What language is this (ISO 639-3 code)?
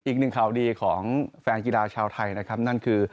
tha